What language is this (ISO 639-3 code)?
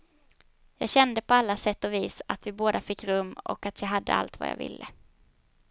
swe